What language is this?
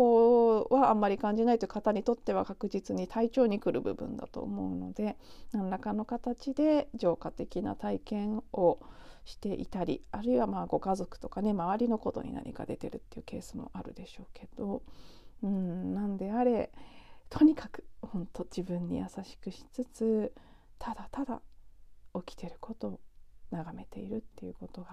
Japanese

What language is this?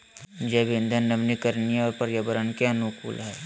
Magahi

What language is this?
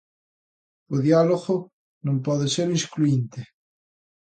Galician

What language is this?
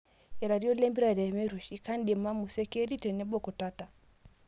Masai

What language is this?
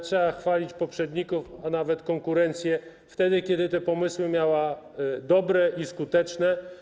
Polish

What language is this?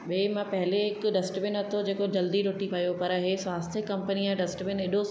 Sindhi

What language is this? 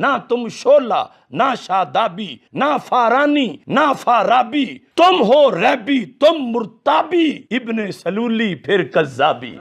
Urdu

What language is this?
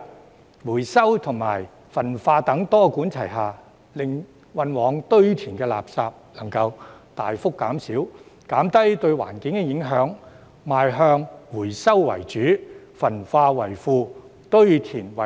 Cantonese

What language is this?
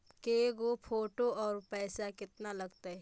Magahi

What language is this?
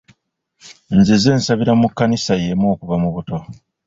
Ganda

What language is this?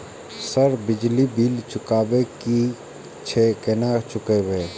Maithili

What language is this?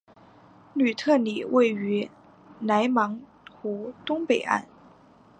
Chinese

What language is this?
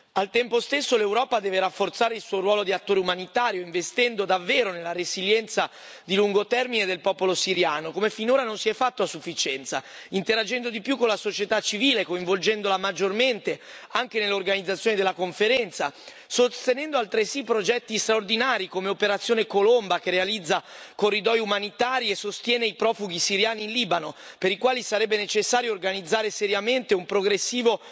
Italian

